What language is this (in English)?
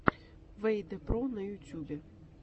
Russian